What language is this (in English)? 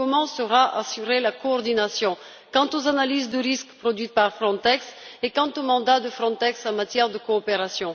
French